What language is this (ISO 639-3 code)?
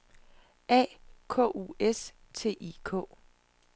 dan